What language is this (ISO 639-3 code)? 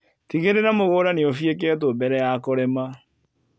kik